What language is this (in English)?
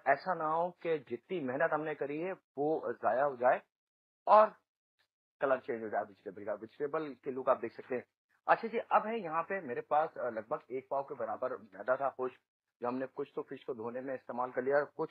Hindi